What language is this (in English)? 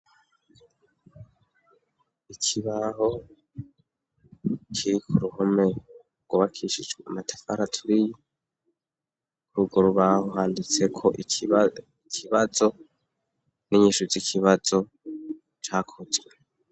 Rundi